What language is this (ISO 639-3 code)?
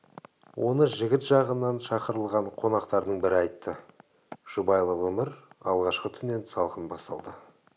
kaz